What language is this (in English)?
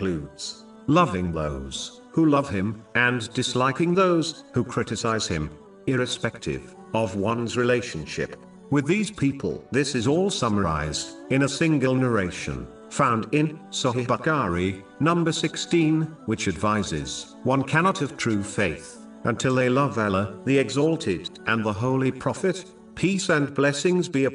English